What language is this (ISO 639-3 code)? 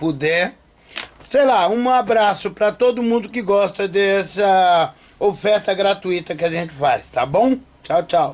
por